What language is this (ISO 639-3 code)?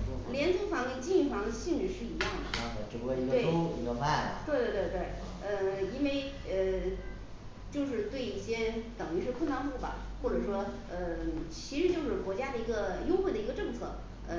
zho